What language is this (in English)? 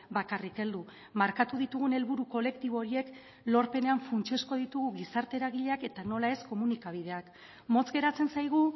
Basque